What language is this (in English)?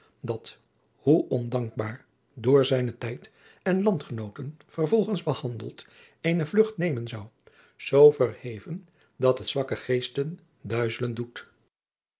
Dutch